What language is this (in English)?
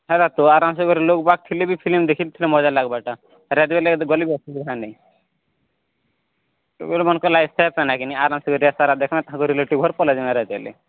Odia